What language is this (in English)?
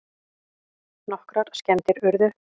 Icelandic